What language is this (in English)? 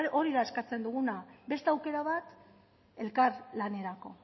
Basque